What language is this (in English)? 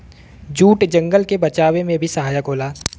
Bhojpuri